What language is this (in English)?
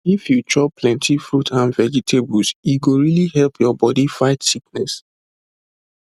Nigerian Pidgin